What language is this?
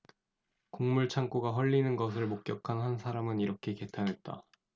Korean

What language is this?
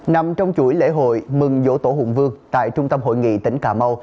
Vietnamese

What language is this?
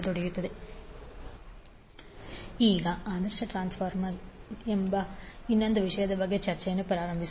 Kannada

